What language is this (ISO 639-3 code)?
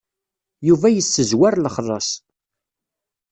kab